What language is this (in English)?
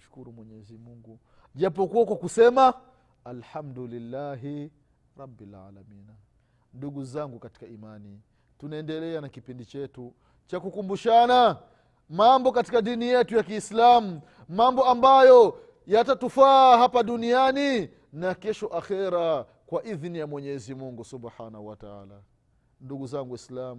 Swahili